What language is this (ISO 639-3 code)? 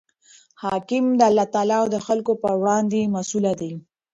pus